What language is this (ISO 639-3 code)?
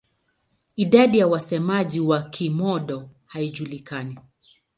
swa